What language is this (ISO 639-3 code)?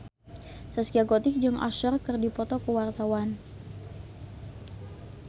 sun